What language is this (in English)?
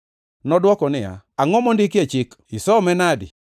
Luo (Kenya and Tanzania)